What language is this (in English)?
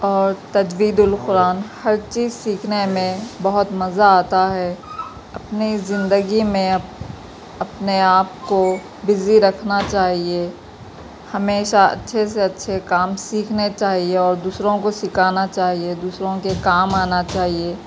Urdu